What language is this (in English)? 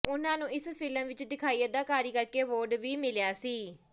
Punjabi